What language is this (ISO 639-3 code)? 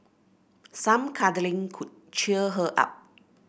eng